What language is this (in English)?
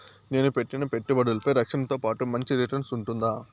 Telugu